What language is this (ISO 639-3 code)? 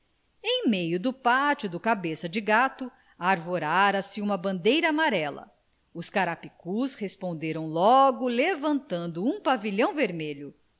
por